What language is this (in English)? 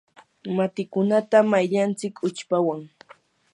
Yanahuanca Pasco Quechua